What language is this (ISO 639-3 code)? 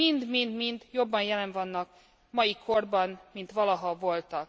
hun